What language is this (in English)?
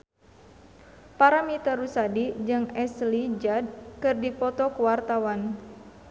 Sundanese